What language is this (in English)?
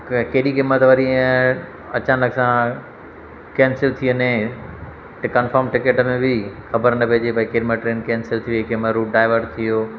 Sindhi